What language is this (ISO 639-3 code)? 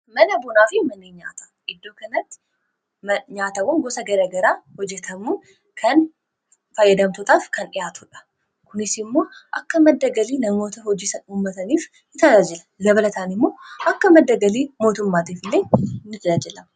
orm